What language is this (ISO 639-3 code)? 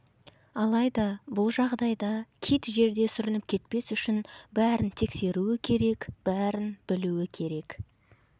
kaz